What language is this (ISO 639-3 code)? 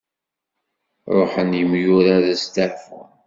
kab